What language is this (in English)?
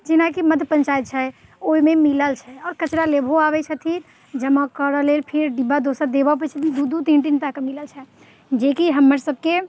Maithili